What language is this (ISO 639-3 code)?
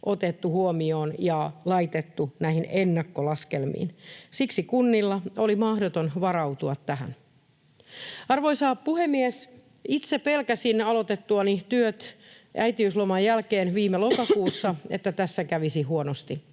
fin